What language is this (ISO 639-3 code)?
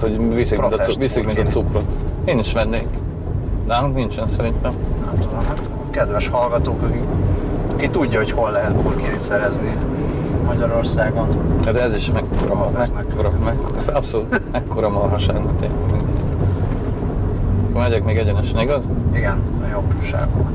hun